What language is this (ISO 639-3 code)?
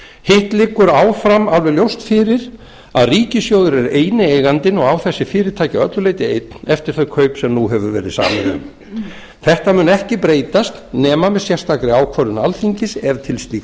isl